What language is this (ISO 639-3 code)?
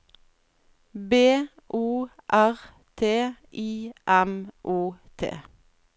nor